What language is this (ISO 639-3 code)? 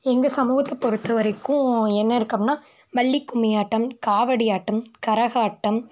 tam